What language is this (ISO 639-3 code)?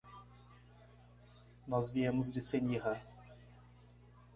por